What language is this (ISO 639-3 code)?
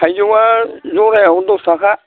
brx